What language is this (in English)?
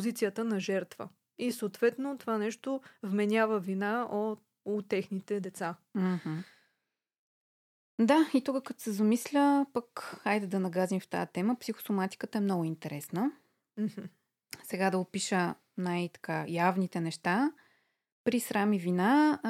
Bulgarian